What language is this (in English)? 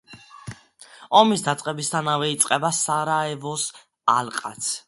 Georgian